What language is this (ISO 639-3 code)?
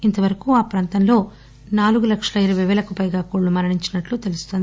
tel